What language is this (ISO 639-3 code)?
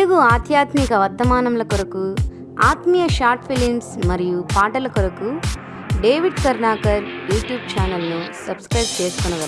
vie